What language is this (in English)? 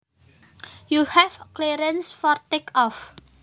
Javanese